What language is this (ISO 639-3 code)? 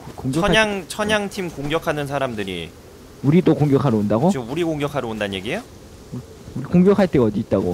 kor